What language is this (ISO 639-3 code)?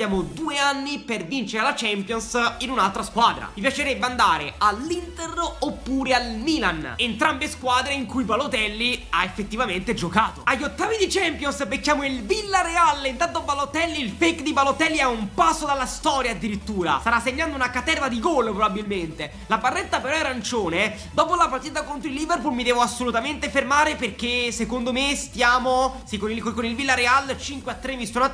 ita